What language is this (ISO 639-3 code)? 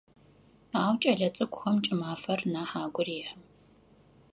ady